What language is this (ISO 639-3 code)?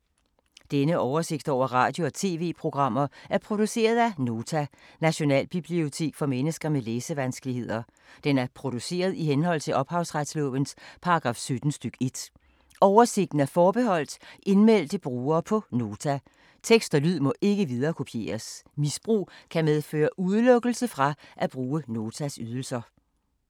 dan